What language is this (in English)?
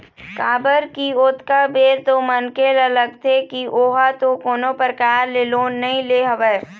Chhattisgarhi